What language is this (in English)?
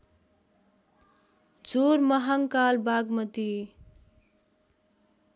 Nepali